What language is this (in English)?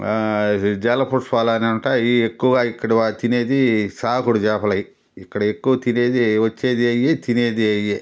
Telugu